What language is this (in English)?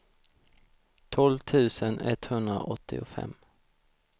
Swedish